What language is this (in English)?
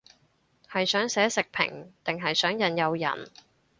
Cantonese